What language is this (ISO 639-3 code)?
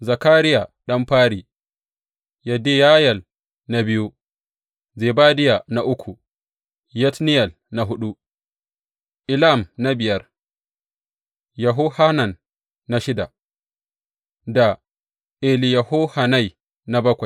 hau